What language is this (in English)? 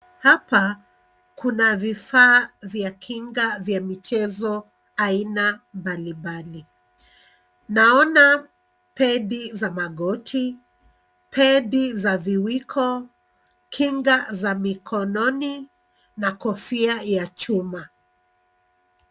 Swahili